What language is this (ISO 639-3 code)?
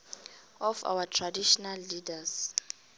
nbl